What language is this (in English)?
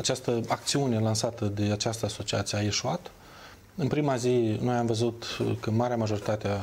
Romanian